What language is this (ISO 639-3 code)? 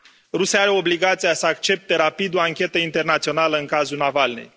ron